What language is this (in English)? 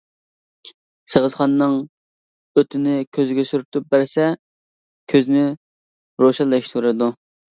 Uyghur